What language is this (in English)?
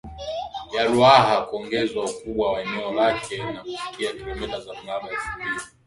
Swahili